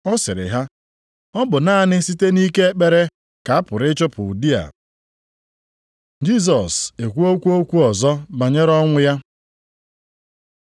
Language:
Igbo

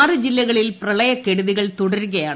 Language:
Malayalam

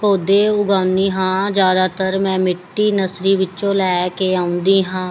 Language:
Punjabi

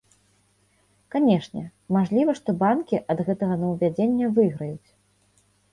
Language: Belarusian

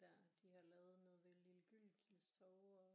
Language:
Danish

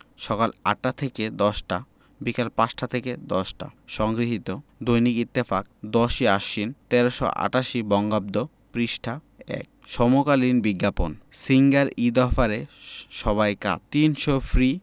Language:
Bangla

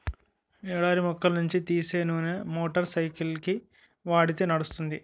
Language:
Telugu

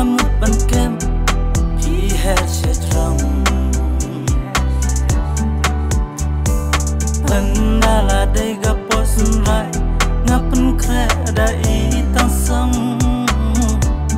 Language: Arabic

